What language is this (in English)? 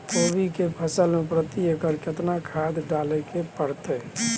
Maithili